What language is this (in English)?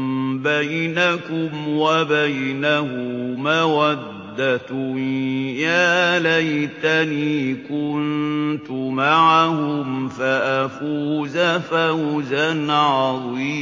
Arabic